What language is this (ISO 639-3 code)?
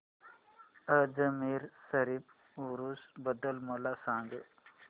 mar